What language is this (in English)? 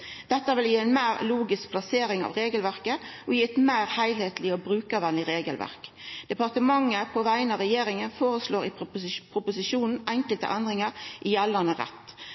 Norwegian Nynorsk